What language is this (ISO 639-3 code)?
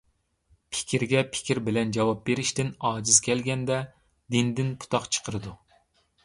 uig